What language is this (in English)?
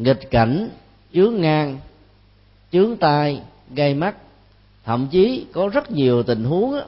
Vietnamese